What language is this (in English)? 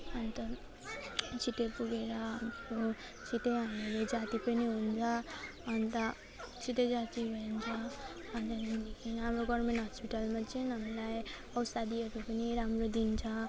Nepali